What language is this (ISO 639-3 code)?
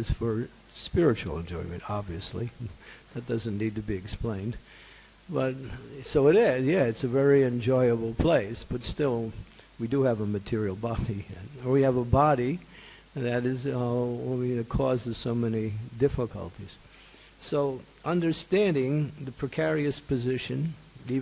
eng